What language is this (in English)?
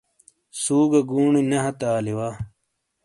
Shina